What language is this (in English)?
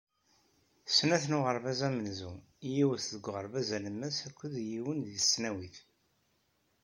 Kabyle